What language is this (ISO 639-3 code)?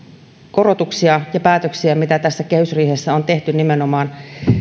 fin